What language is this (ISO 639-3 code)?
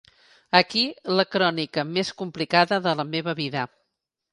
cat